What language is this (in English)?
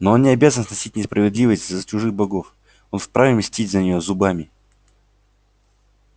Russian